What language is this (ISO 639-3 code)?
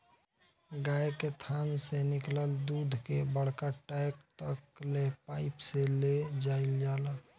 bho